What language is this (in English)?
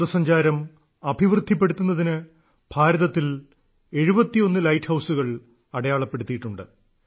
Malayalam